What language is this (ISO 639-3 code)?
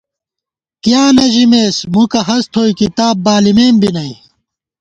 gwt